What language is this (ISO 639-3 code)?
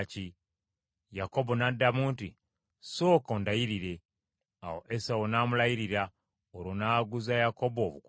lug